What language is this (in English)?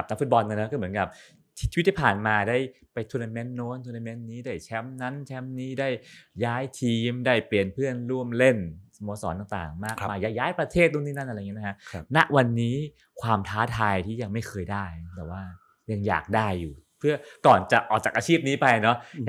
Thai